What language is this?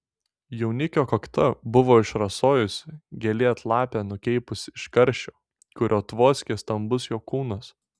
Lithuanian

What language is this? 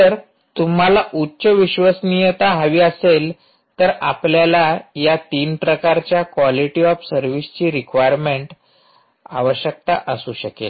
Marathi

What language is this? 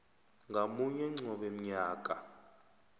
South Ndebele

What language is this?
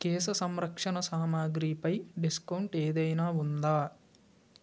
Telugu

